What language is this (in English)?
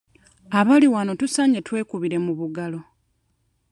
Ganda